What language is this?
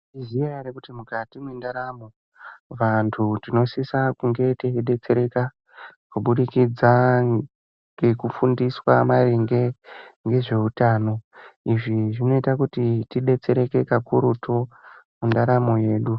Ndau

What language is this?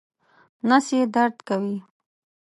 Pashto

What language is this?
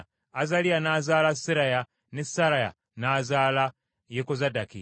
Ganda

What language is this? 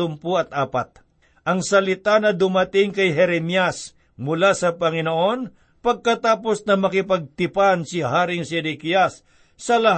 Filipino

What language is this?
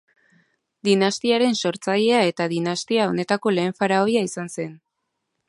Basque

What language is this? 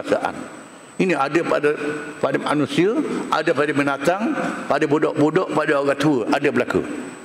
Malay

